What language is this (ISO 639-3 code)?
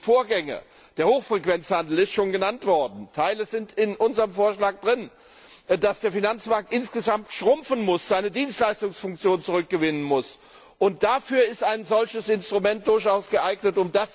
deu